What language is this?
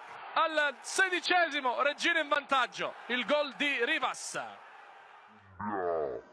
Italian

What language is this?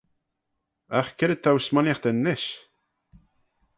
Manx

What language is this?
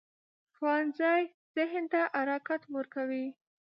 Pashto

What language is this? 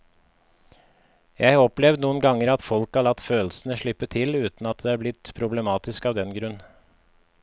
Norwegian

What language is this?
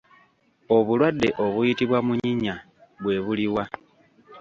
Ganda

